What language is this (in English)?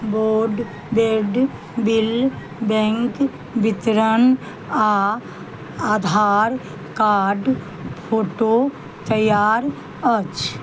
Maithili